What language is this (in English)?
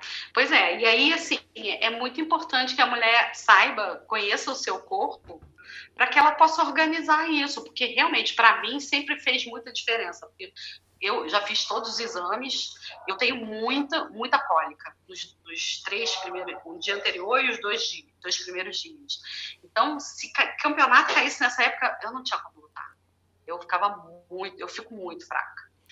Portuguese